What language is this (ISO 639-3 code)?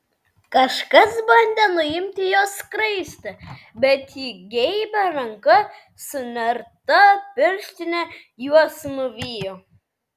lit